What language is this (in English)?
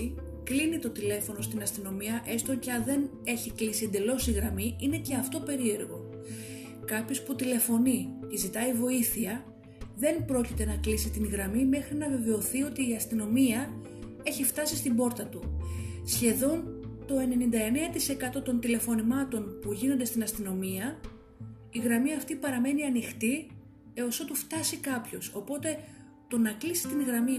Greek